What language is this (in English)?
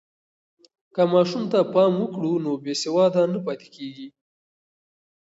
Pashto